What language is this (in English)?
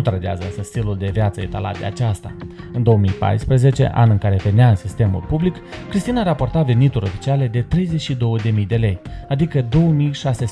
Romanian